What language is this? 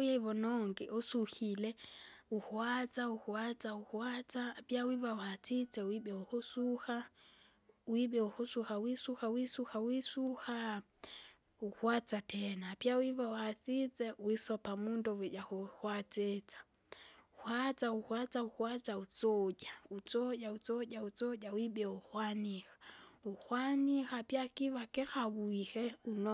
Kinga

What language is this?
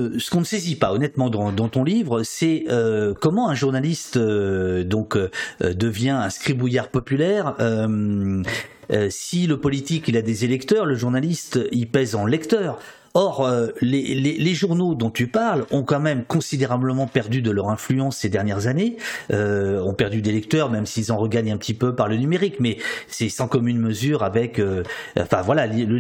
French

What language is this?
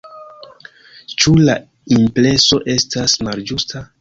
Esperanto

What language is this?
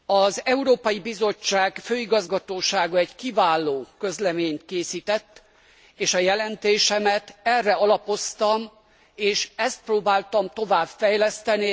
Hungarian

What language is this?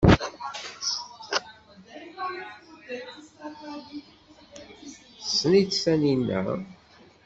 Kabyle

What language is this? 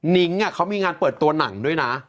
Thai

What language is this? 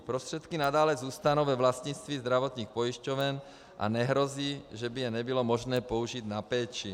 Czech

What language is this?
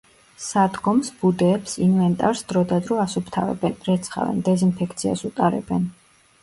Georgian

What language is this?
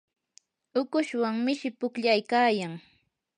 Yanahuanca Pasco Quechua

